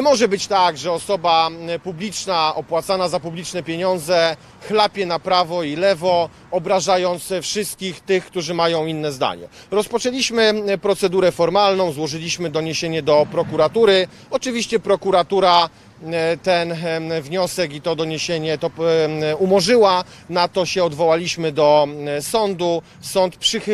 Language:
Polish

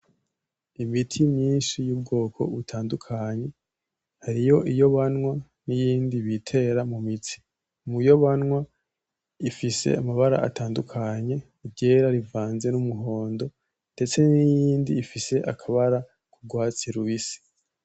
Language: Rundi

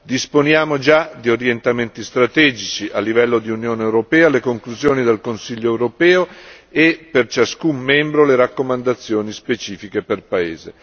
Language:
Italian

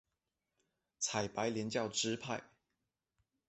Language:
Chinese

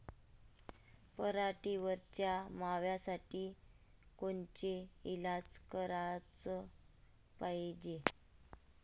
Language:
Marathi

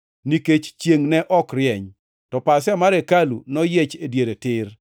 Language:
Luo (Kenya and Tanzania)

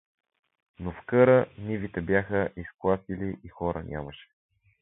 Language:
Bulgarian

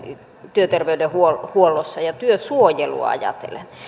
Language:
Finnish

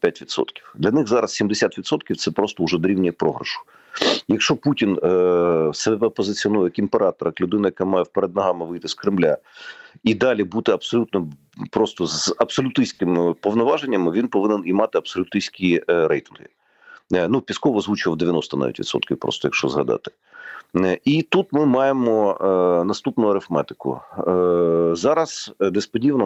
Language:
Ukrainian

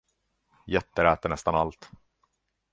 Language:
Swedish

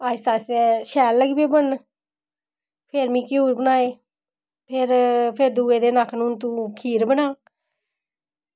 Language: Dogri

